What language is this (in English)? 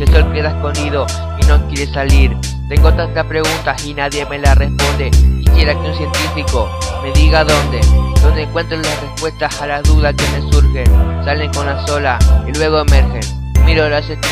Spanish